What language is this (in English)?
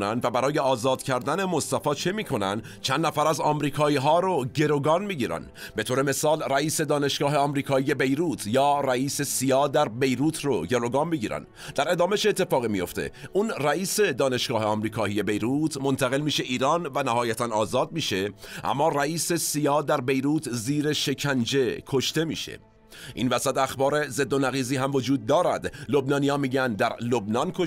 Persian